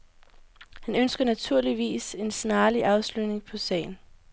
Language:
Danish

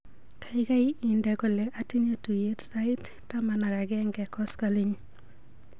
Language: Kalenjin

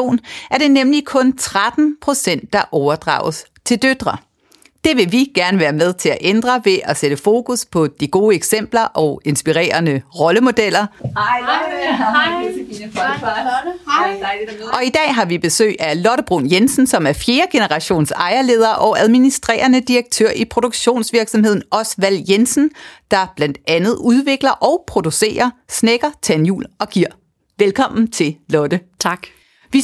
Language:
Danish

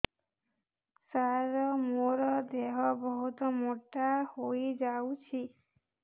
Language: Odia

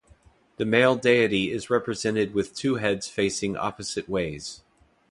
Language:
English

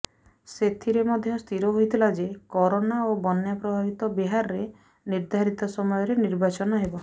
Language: Odia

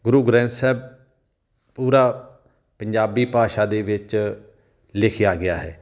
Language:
Punjabi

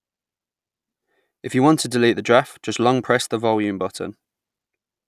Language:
English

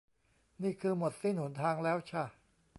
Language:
Thai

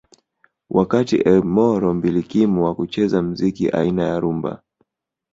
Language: Swahili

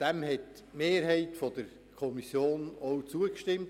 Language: Swiss German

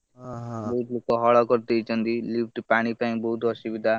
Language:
Odia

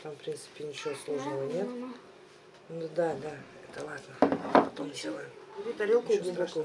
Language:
Russian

